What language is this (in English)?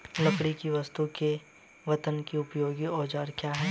Hindi